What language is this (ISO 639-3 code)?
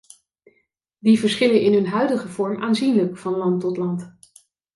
nld